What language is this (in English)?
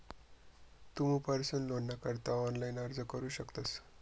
Marathi